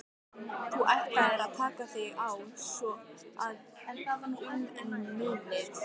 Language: Icelandic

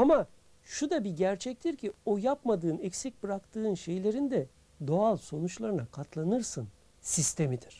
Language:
Turkish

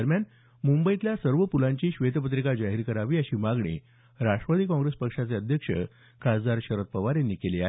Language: Marathi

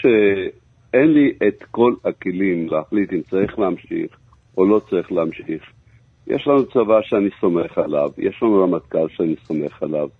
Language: Hebrew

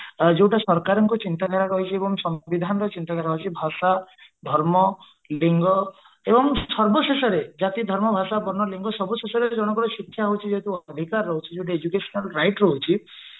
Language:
Odia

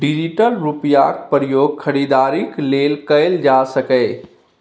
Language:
Maithili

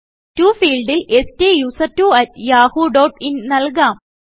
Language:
Malayalam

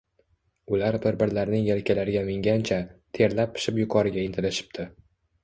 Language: Uzbek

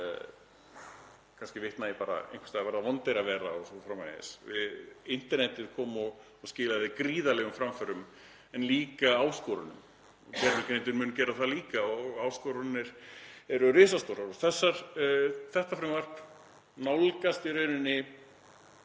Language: Icelandic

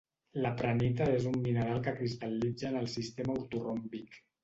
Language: Catalan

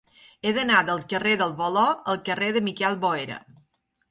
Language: Catalan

